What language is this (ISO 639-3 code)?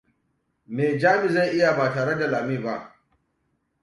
hau